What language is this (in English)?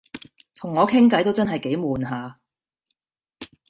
Cantonese